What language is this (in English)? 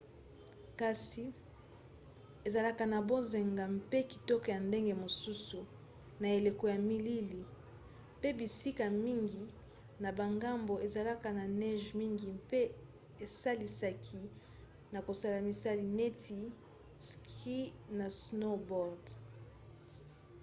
Lingala